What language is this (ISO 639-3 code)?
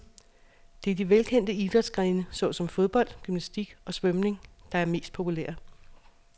dan